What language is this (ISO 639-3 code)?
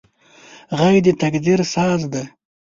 pus